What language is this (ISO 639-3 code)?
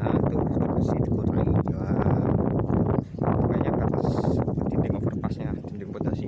ind